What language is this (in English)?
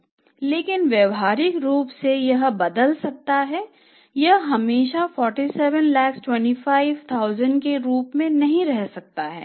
Hindi